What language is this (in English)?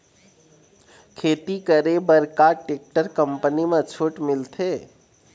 Chhattisgarhi